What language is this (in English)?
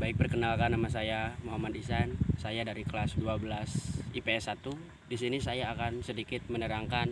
Indonesian